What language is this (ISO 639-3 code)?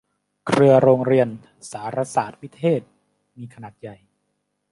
tha